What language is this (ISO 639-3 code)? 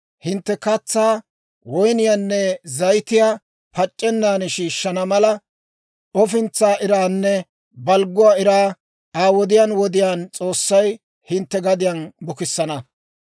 dwr